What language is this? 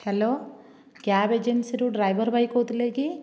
Odia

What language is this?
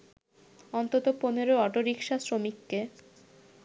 Bangla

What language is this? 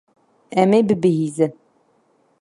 Kurdish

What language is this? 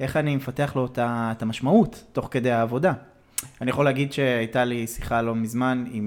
Hebrew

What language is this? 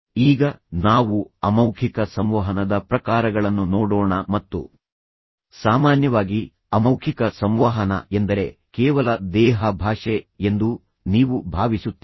Kannada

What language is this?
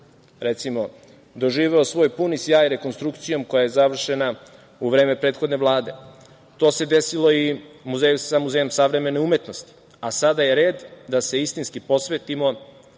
Serbian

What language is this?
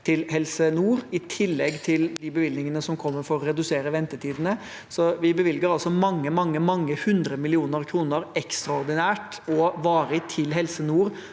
Norwegian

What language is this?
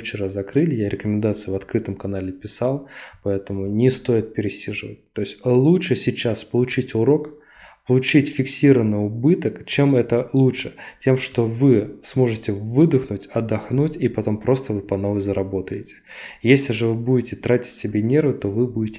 Russian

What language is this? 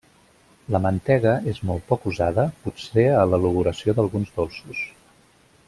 Catalan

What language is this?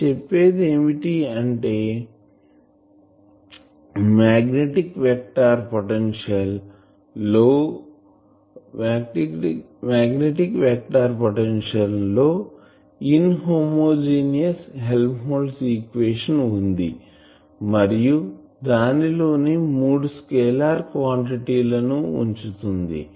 Telugu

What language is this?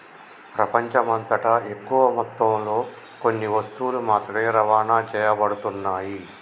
Telugu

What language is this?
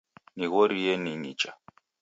Taita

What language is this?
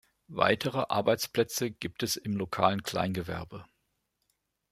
German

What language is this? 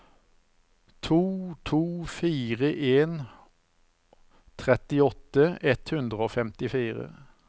Norwegian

